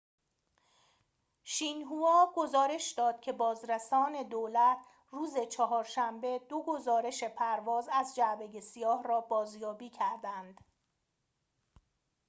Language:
Persian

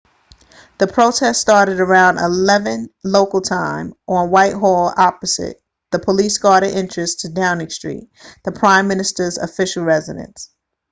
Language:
English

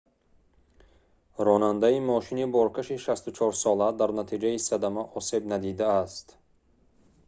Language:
Tajik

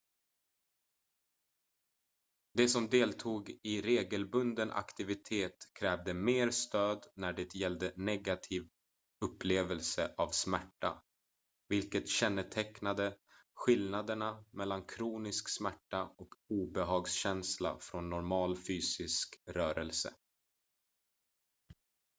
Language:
Swedish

